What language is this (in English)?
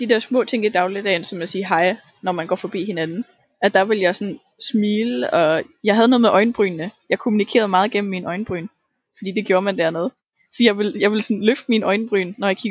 Danish